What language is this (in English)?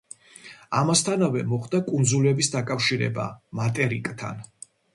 Georgian